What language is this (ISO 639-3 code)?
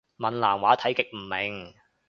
yue